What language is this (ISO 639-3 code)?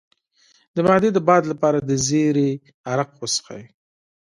pus